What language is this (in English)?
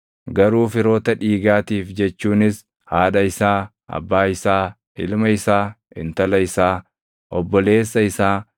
Oromo